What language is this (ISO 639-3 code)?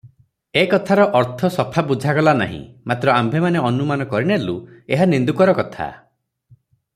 ori